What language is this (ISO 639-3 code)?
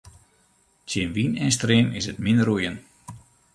fry